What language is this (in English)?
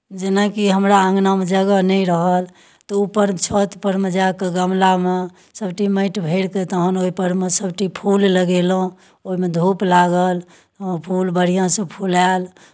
Maithili